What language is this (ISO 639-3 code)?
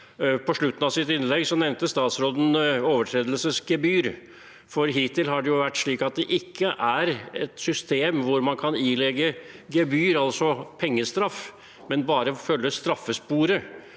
nor